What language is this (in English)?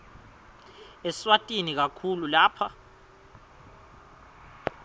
Swati